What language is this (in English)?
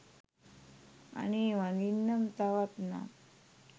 Sinhala